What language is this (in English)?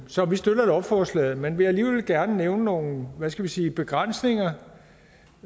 Danish